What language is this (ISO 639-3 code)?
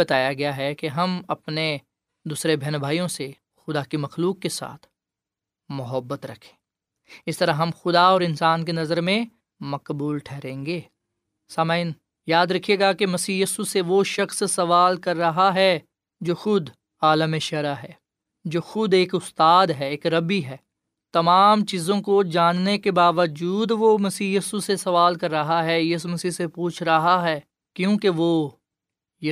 urd